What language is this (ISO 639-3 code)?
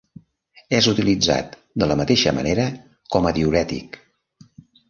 cat